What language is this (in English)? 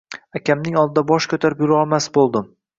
Uzbek